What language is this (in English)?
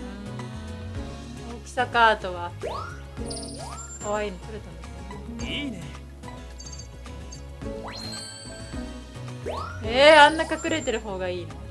Japanese